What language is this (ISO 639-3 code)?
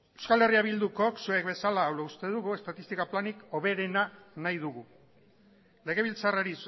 eus